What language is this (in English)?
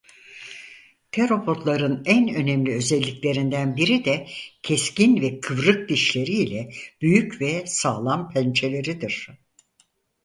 Turkish